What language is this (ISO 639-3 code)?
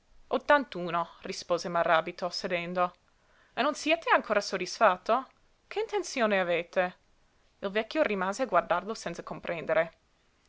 ita